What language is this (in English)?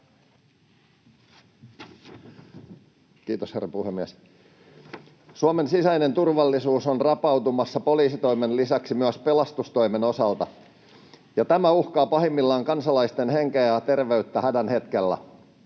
Finnish